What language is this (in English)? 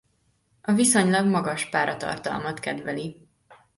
Hungarian